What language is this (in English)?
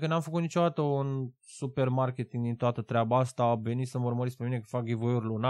Romanian